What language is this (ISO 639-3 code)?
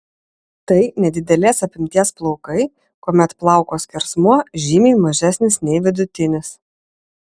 lit